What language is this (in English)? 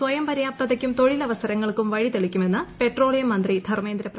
Malayalam